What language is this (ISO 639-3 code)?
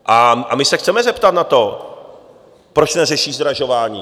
ces